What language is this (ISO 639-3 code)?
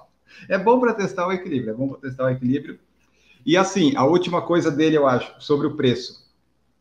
por